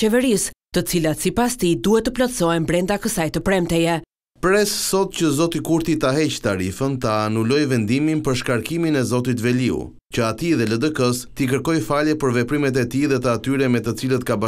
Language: Romanian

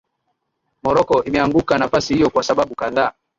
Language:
Swahili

